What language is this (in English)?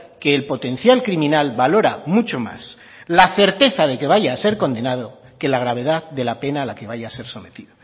Spanish